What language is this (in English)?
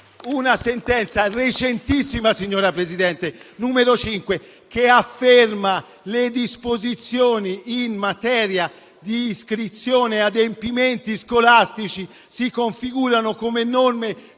Italian